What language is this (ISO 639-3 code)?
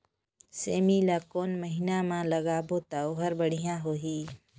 hne